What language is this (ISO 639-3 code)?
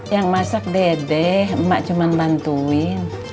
ind